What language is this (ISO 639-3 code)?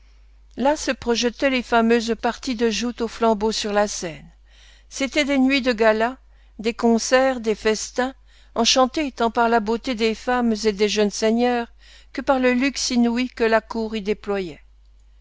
fra